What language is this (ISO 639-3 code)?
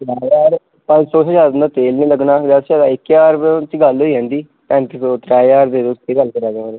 doi